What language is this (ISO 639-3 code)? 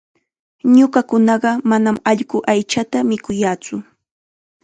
qxa